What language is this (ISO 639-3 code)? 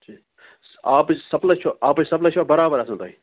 kas